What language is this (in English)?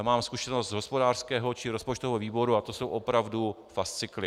Czech